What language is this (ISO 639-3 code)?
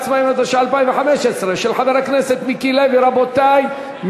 heb